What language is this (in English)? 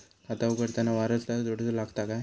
Marathi